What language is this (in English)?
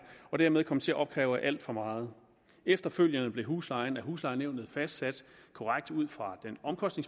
Danish